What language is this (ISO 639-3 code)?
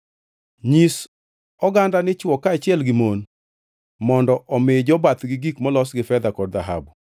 luo